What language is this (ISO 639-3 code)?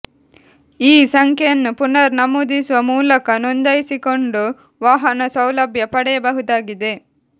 kan